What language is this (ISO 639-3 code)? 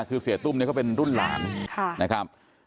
tha